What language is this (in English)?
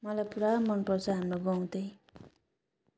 Nepali